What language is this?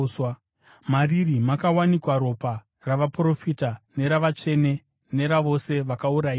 Shona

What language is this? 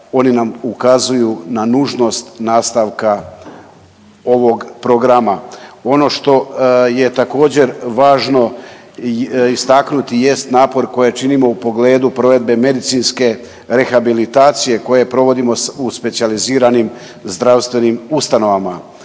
Croatian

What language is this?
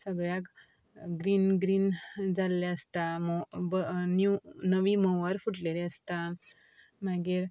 Konkani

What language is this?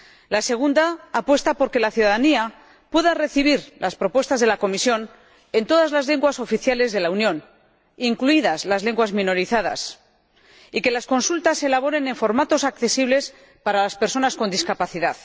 Spanish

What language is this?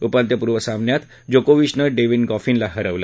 Marathi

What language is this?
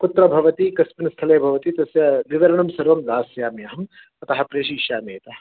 Sanskrit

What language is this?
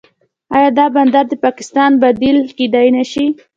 Pashto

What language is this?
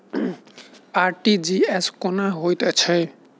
Maithili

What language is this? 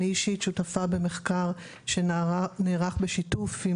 Hebrew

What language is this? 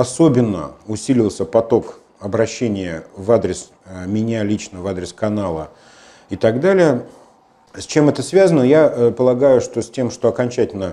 Russian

